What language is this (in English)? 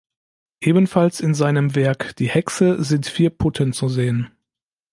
German